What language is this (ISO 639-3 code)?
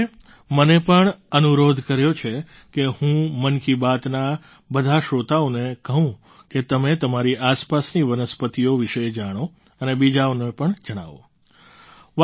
guj